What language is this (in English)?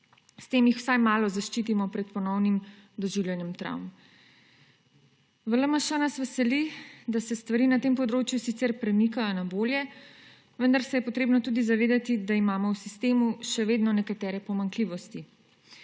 Slovenian